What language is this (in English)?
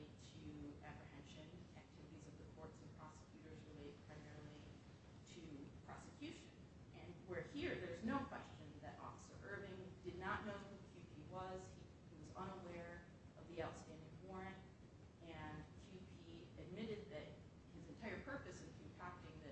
English